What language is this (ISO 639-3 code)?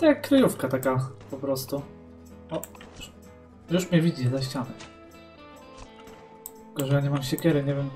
pol